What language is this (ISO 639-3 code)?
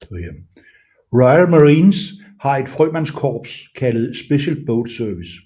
dan